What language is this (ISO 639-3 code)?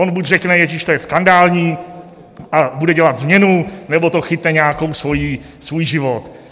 ces